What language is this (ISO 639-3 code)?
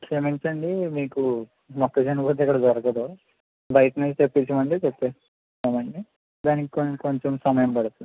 tel